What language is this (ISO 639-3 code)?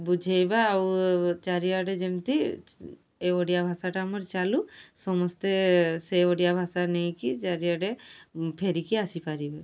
ori